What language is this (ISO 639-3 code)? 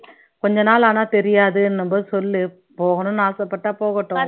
tam